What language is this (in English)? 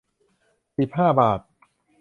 Thai